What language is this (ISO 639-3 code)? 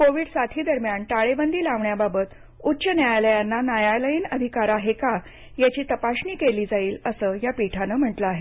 mar